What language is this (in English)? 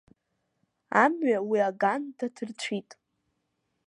Abkhazian